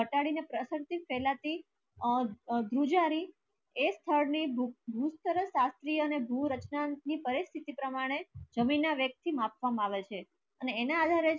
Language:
Gujarati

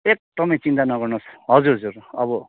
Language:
Nepali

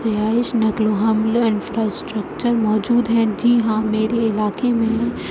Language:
Urdu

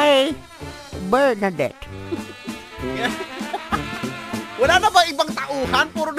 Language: Filipino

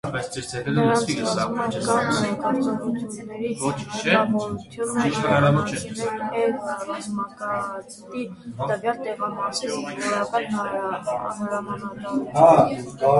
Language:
Armenian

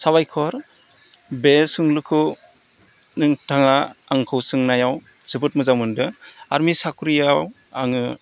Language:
Bodo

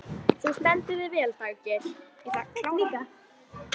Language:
Icelandic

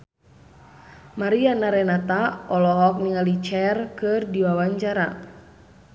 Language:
Sundanese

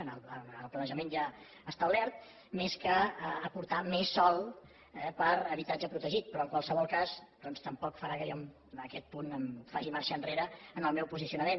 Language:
Catalan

